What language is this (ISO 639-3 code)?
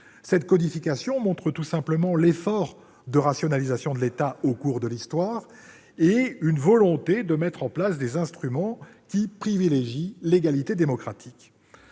fra